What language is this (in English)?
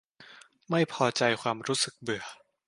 Thai